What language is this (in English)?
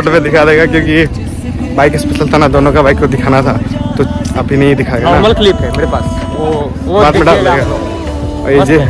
Hindi